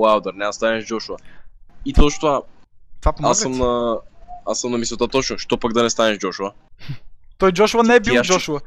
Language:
Bulgarian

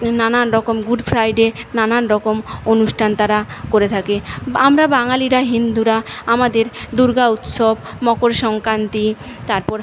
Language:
Bangla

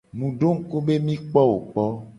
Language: Gen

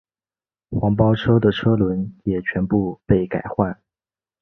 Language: Chinese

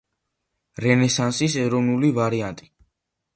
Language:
Georgian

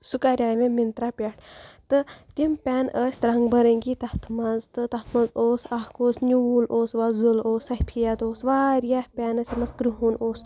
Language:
Kashmiri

